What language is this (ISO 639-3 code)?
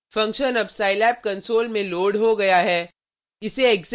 hin